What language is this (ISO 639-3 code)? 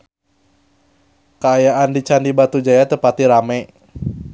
sun